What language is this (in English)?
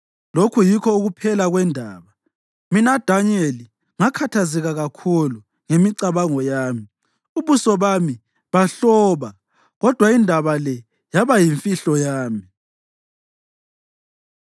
North Ndebele